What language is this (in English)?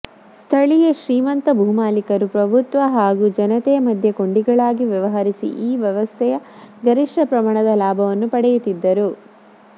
Kannada